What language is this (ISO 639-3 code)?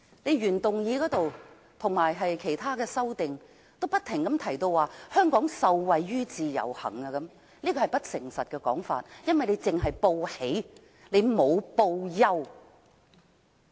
yue